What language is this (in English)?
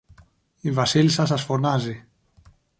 Greek